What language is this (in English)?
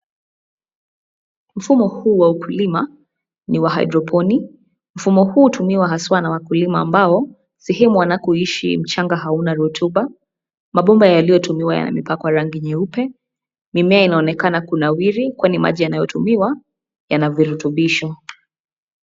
Swahili